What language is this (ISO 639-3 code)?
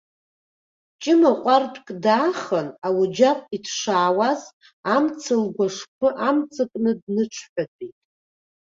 abk